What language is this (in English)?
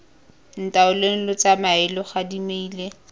Tswana